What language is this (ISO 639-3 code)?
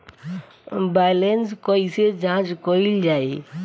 bho